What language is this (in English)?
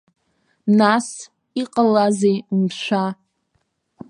Abkhazian